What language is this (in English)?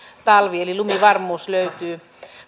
Finnish